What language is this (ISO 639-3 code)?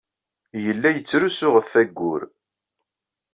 kab